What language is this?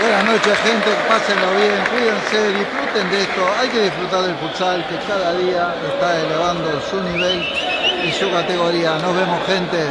Spanish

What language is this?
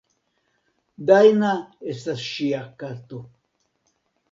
Esperanto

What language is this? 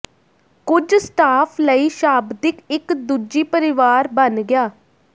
Punjabi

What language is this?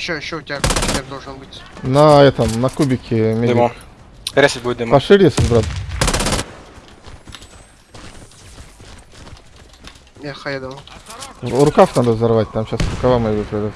Russian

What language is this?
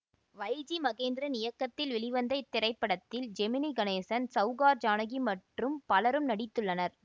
Tamil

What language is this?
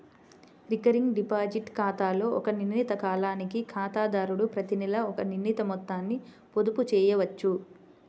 Telugu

